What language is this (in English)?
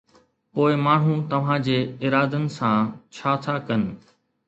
Sindhi